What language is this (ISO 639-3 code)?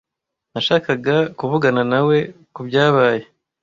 kin